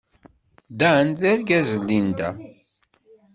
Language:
Kabyle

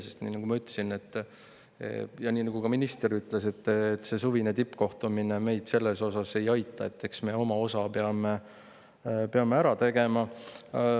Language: Estonian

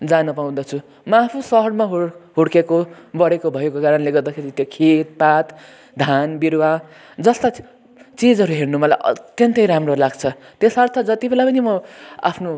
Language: Nepali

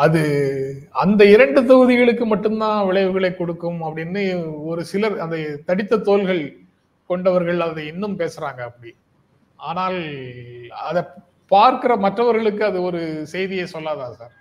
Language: Tamil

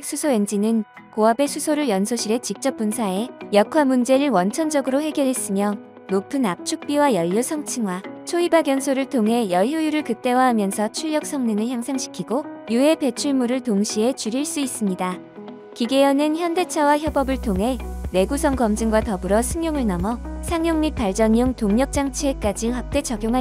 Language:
Korean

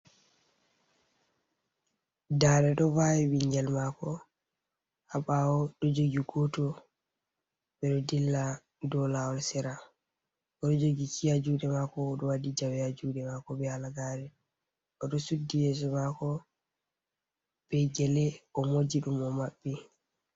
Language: Fula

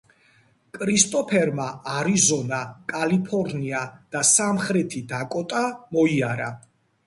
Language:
Georgian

